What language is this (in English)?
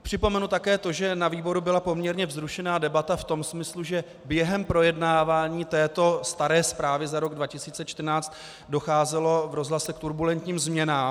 Czech